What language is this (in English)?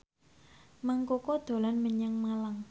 Javanese